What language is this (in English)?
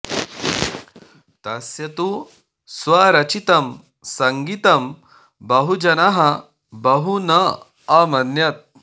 Sanskrit